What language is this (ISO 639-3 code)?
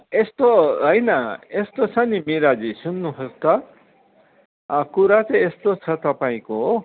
nep